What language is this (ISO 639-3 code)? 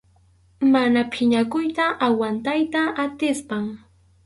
qxu